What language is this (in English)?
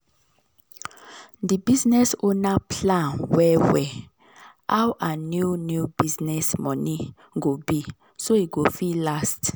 Nigerian Pidgin